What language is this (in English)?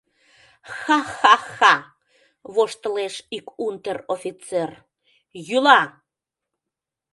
Mari